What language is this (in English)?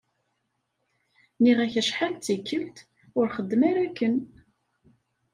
Kabyle